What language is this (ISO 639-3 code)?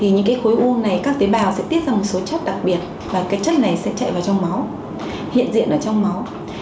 vie